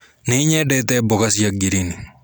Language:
Kikuyu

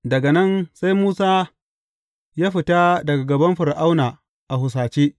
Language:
Hausa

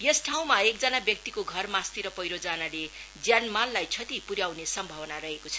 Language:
Nepali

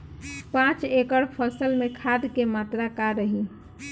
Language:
Bhojpuri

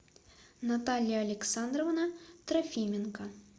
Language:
Russian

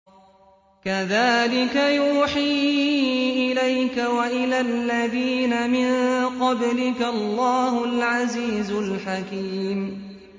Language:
Arabic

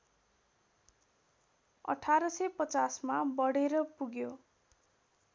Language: Nepali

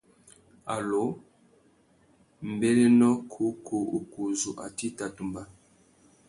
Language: Tuki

